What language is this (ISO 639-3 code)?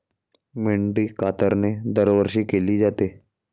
mar